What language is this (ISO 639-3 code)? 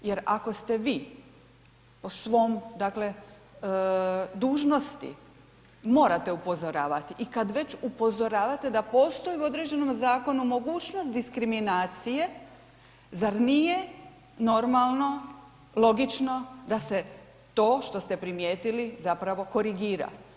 hrv